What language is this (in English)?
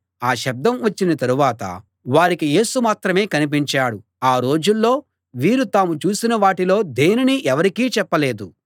Telugu